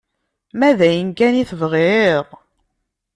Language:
Kabyle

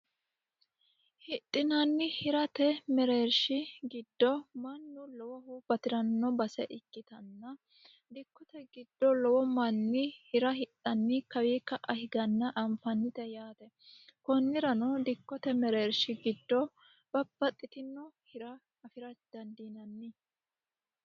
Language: Sidamo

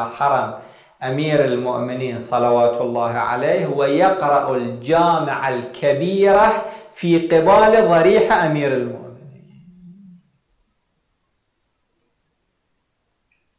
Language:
Arabic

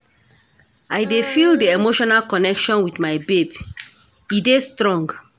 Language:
Nigerian Pidgin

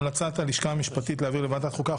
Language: Hebrew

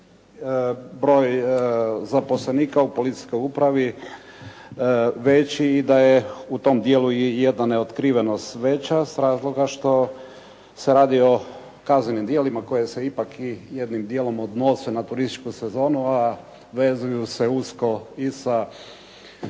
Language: Croatian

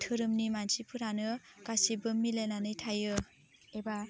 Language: Bodo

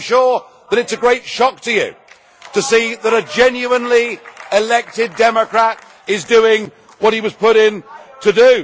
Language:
English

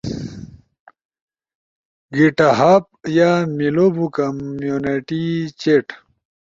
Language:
Ushojo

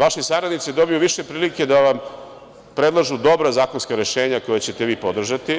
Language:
Serbian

